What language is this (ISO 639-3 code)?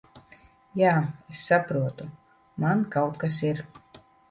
lav